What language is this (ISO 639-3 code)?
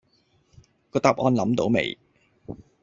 yue